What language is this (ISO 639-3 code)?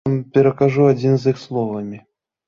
bel